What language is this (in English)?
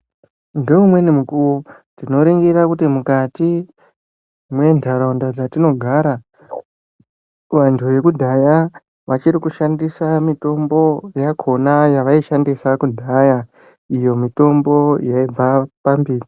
Ndau